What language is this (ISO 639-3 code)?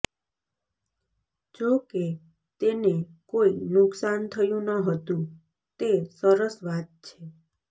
guj